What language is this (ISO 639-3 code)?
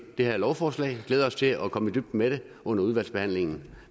dan